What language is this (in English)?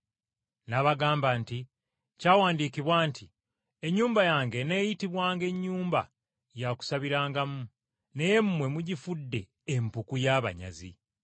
Ganda